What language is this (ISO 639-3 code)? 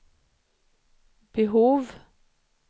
swe